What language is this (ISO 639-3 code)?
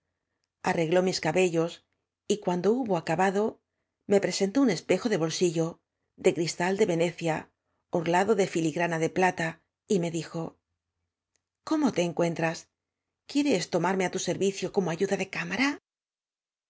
spa